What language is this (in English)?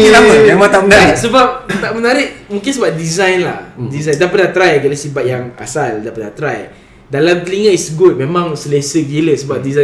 Malay